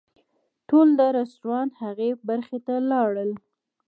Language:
Pashto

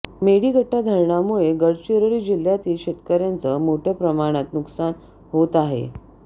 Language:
Marathi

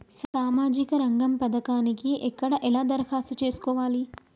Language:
Telugu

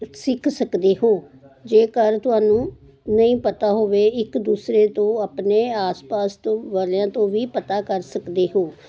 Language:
Punjabi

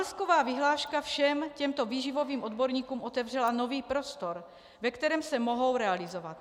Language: Czech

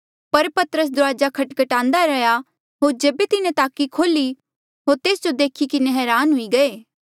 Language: Mandeali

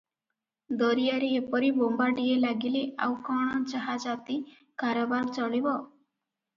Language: Odia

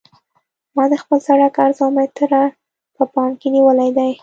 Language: Pashto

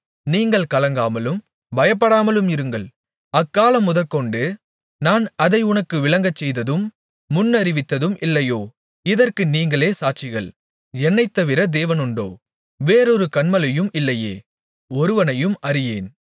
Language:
Tamil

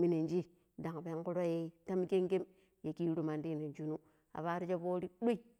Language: Pero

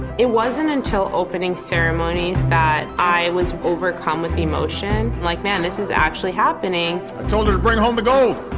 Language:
English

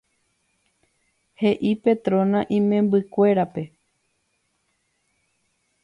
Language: Guarani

